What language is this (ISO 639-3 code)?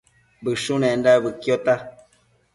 mcf